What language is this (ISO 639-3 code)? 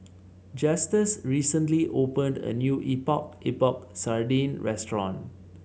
eng